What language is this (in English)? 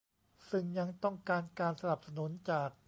Thai